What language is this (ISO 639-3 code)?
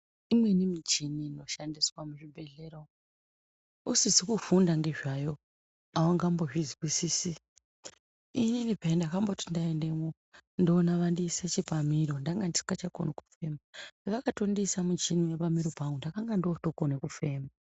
ndc